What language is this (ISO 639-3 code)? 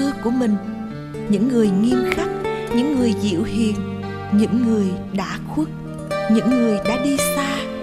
vie